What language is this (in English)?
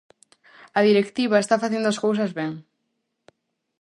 Galician